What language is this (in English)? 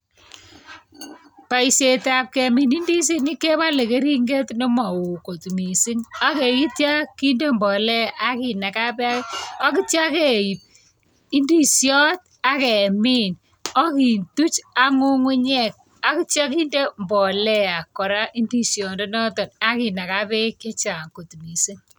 Kalenjin